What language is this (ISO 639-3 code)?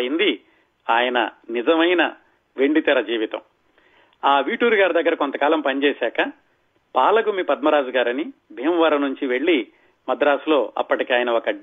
tel